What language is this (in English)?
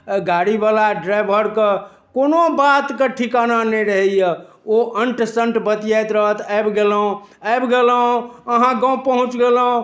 Maithili